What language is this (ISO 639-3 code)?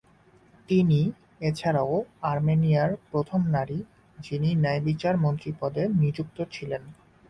ben